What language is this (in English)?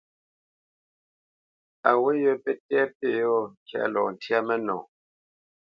Bamenyam